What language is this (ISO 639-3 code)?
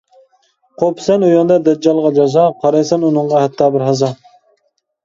uig